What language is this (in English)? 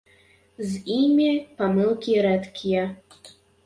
Belarusian